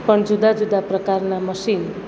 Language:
Gujarati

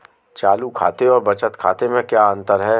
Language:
Hindi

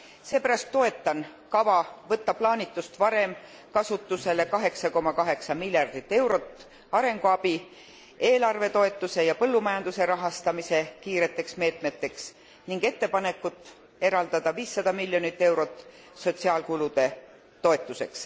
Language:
Estonian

